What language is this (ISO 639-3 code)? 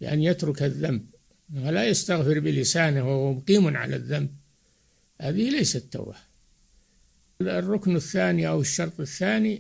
ara